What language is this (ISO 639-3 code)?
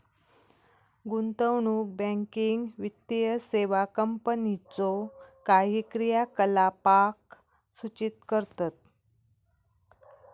mar